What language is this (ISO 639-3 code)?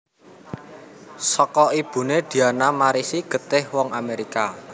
jav